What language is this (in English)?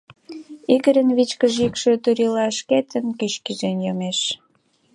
Mari